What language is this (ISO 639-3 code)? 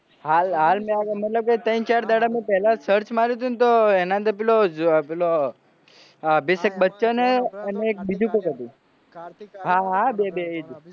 guj